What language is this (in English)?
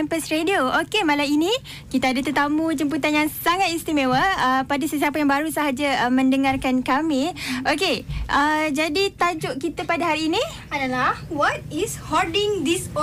Malay